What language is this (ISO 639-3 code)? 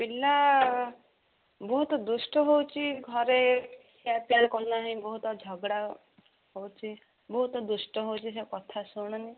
ori